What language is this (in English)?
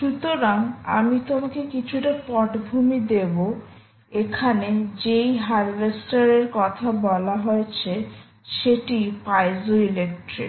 Bangla